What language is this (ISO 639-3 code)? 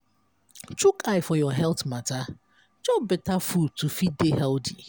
pcm